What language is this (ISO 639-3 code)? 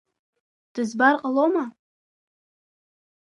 abk